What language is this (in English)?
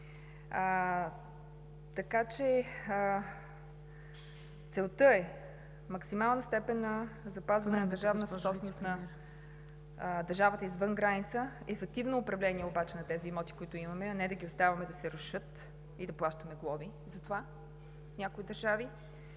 Bulgarian